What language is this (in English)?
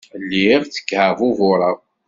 Kabyle